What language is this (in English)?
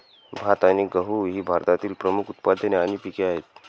Marathi